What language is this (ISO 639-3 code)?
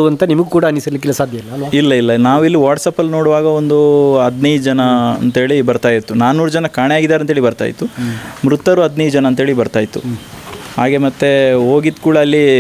kan